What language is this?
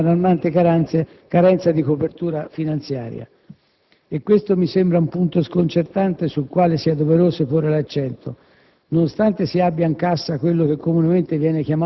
Italian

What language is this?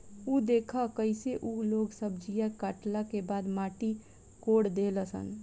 Bhojpuri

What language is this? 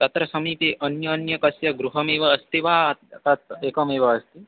Sanskrit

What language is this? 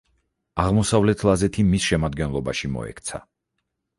Georgian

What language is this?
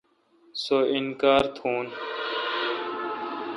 Kalkoti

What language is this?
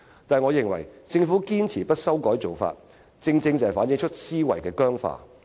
Cantonese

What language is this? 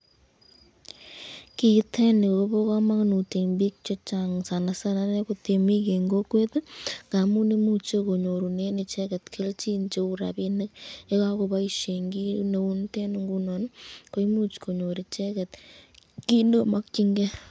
Kalenjin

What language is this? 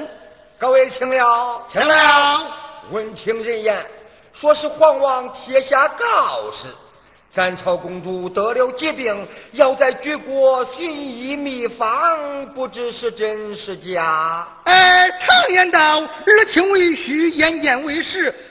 Chinese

